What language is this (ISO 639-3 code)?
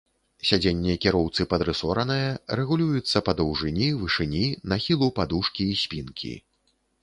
bel